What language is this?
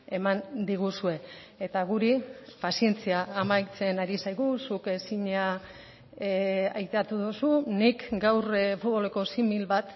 Basque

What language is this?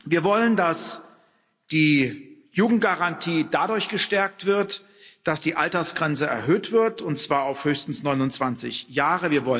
German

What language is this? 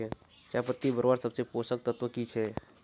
Magahi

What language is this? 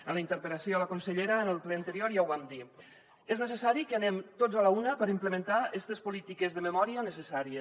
Catalan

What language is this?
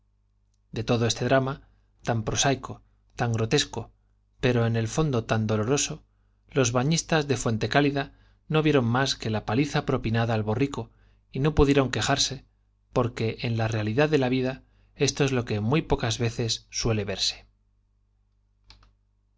Spanish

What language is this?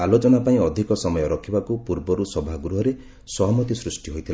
Odia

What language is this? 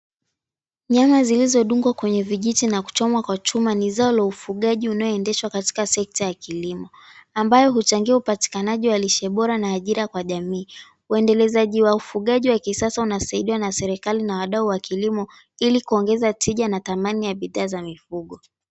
Swahili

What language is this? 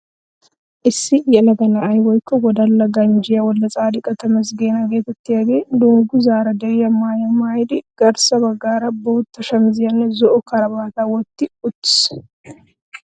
Wolaytta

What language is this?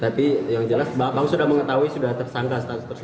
Indonesian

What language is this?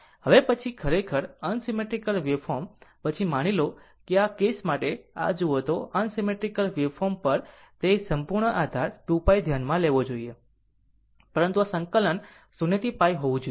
Gujarati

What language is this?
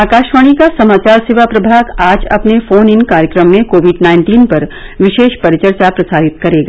Hindi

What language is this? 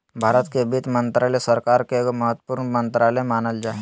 Magahi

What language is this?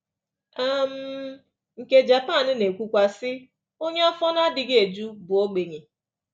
Igbo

